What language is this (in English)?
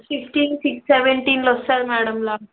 Telugu